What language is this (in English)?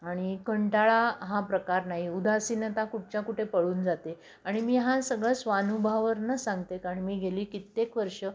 Marathi